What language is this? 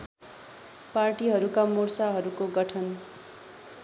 Nepali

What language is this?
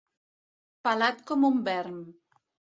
Catalan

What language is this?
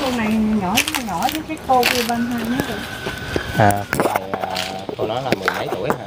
Vietnamese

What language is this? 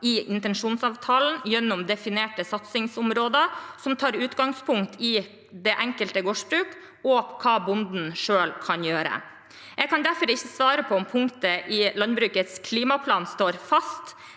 Norwegian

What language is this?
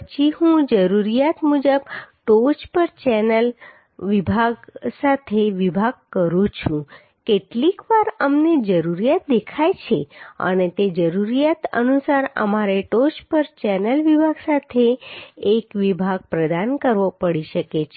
Gujarati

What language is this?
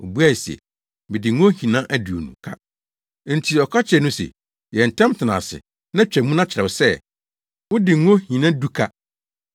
Akan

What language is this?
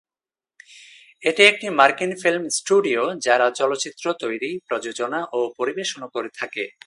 Bangla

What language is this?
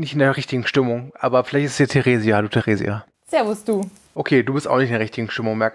German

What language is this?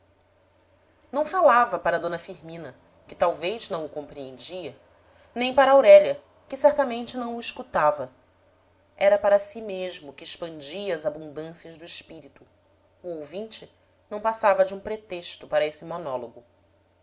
Portuguese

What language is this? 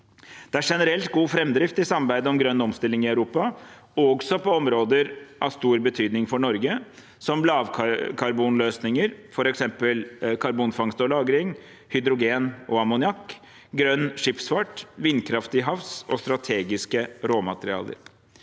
Norwegian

